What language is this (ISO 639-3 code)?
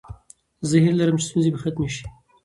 pus